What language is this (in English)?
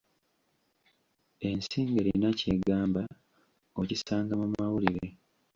Ganda